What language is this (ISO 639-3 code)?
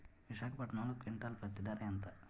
tel